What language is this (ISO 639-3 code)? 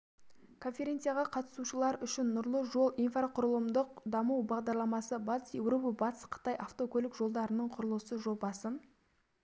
kaz